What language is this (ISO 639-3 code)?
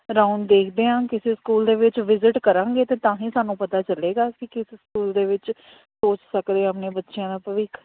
pan